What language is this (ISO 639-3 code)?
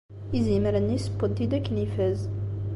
kab